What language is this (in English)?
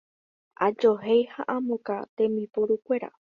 Guarani